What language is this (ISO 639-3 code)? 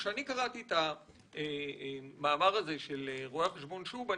heb